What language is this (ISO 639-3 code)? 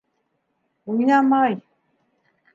bak